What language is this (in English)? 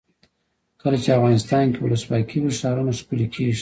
Pashto